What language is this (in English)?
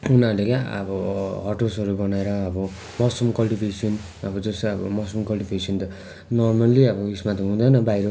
Nepali